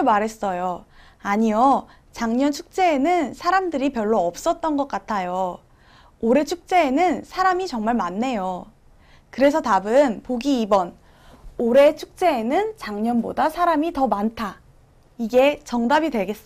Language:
Korean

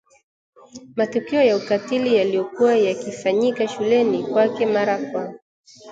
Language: Swahili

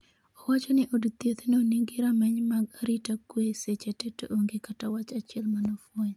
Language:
Luo (Kenya and Tanzania)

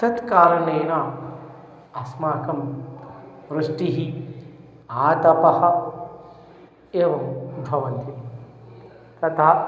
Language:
Sanskrit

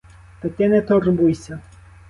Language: Ukrainian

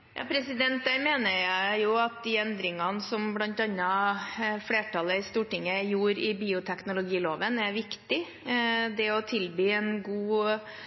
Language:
Norwegian Bokmål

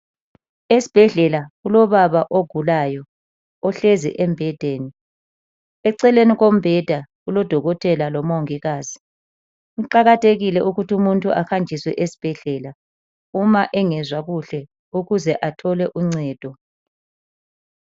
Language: North Ndebele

